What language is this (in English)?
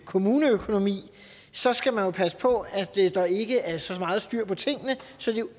Danish